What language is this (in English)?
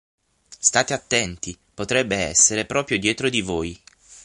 Italian